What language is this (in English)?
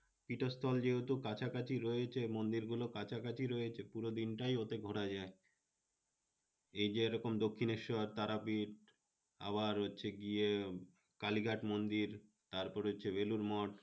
Bangla